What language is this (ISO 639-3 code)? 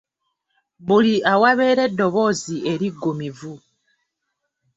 lug